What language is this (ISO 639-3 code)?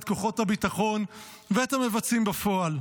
heb